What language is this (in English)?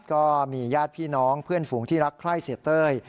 Thai